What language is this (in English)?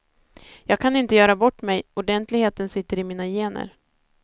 Swedish